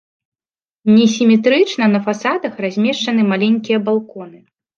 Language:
Belarusian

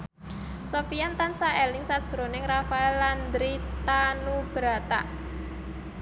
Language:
Javanese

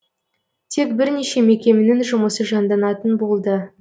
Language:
Kazakh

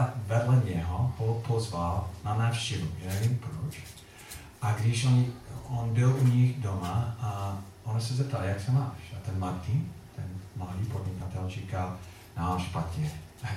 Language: Czech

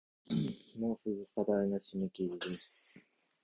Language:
Japanese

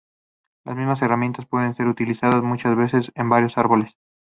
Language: Spanish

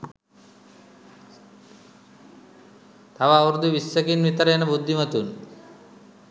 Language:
Sinhala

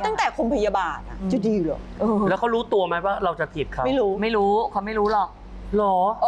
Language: Thai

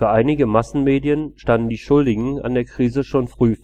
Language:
German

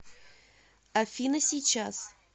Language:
Russian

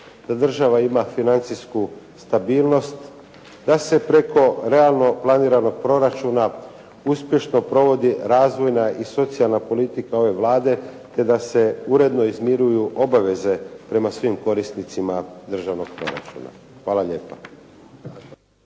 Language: Croatian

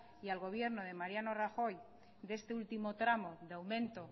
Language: Spanish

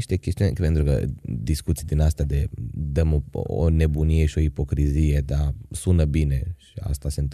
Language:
Romanian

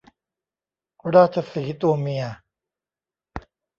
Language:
Thai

